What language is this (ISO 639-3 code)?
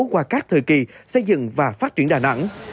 vie